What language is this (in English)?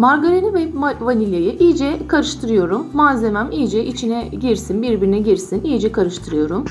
Turkish